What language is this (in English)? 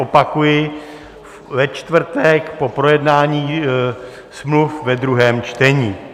Czech